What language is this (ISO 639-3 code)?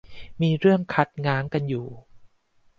tha